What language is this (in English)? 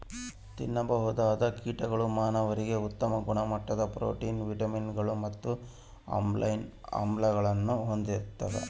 Kannada